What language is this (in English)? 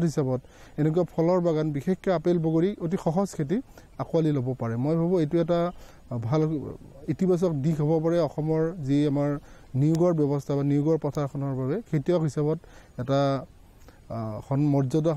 Bangla